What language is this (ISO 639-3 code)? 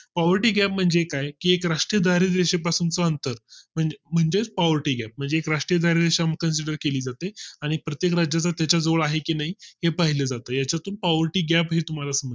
mar